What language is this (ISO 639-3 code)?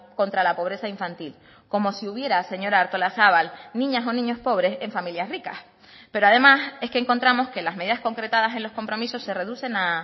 spa